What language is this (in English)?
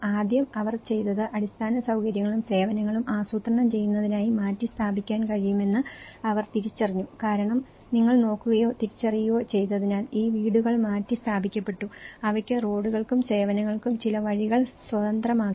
Malayalam